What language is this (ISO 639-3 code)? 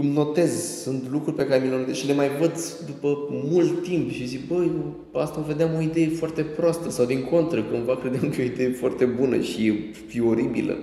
ron